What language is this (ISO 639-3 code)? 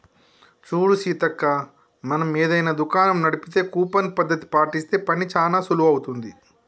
tel